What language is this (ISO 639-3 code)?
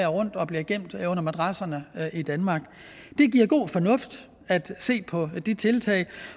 dan